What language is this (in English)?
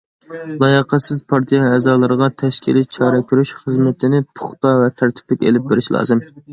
Uyghur